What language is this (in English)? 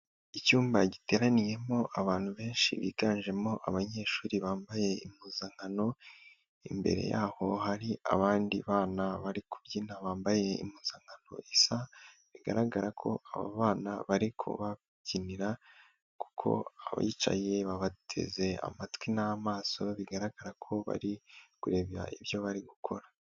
Kinyarwanda